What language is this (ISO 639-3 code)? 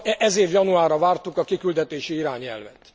hun